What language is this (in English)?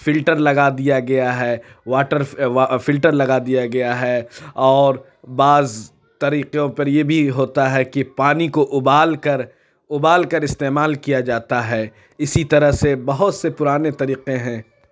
Urdu